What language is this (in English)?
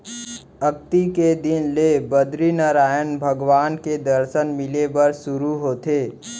Chhattisgarhi